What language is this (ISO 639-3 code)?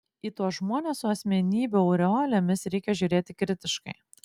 lit